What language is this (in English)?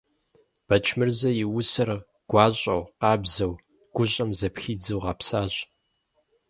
Kabardian